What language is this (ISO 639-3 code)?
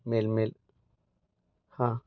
mar